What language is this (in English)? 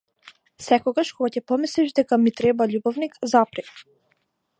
Macedonian